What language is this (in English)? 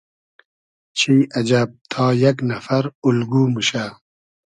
Hazaragi